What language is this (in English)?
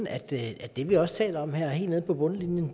Danish